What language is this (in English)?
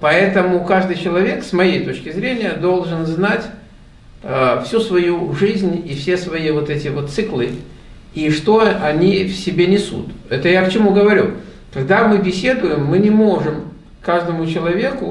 Russian